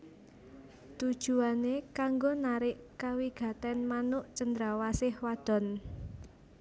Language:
Javanese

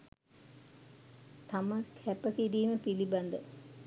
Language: Sinhala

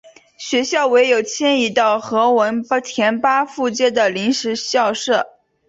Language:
Chinese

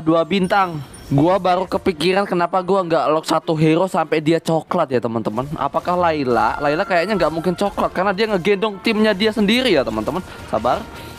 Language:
Indonesian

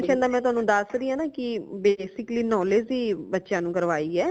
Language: Punjabi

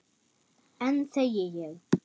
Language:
Icelandic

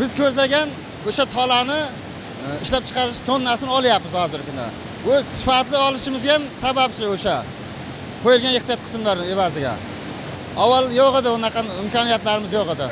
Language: Turkish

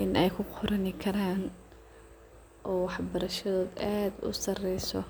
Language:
Somali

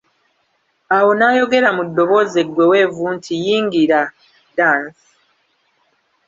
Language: Ganda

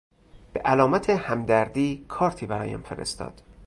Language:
Persian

